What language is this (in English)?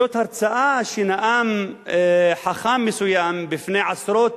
Hebrew